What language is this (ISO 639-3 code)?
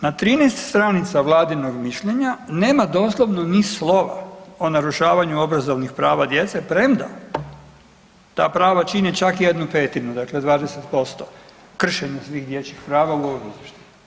hrv